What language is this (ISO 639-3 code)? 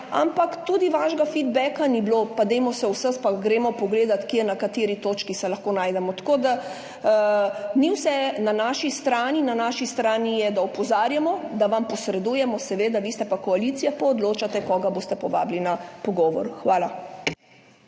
slv